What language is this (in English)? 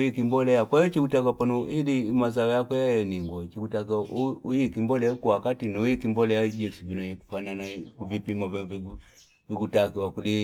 Fipa